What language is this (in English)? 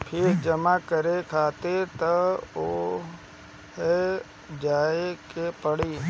Bhojpuri